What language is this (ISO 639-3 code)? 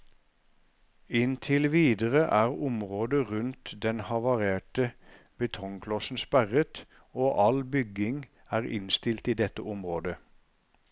nor